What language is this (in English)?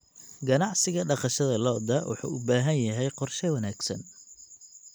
Somali